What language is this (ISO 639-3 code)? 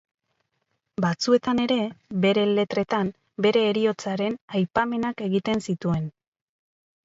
eus